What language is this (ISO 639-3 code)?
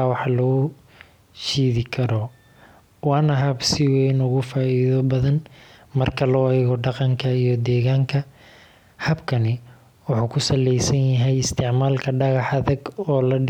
som